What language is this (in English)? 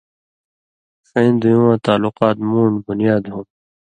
Indus Kohistani